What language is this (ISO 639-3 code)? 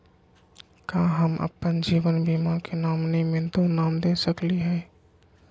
mag